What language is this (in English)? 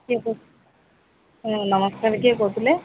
Odia